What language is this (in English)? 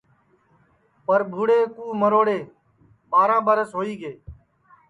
Sansi